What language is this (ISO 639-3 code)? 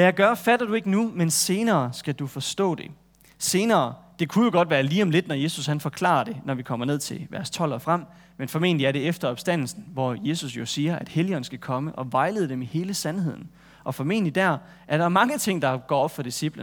dan